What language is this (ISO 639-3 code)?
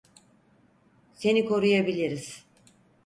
tur